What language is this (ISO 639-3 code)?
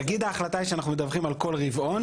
heb